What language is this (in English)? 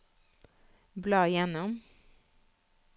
Norwegian